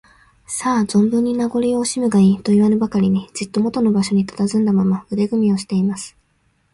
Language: Japanese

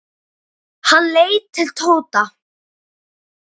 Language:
Icelandic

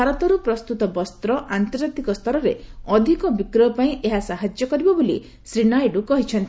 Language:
Odia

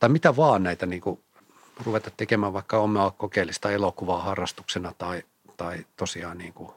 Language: Finnish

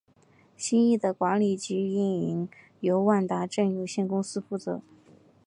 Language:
Chinese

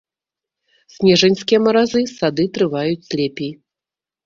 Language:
Belarusian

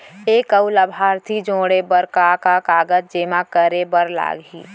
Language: Chhattisgarhi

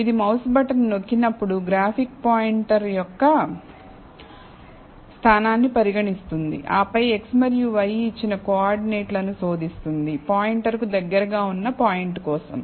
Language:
Telugu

